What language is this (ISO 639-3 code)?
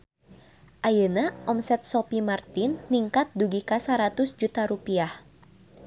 sun